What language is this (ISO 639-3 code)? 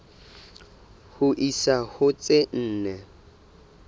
sot